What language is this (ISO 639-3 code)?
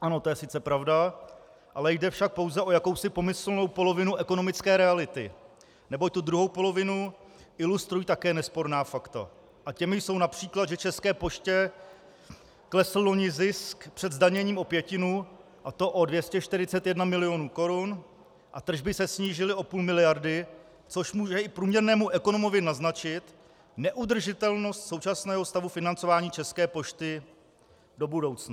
ces